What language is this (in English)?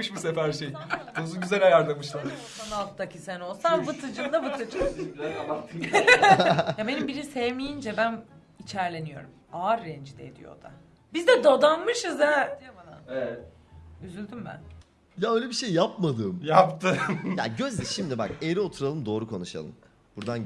Turkish